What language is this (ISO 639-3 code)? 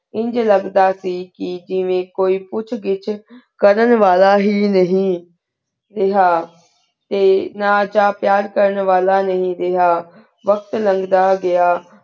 pan